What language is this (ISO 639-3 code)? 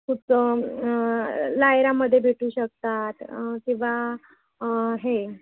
mar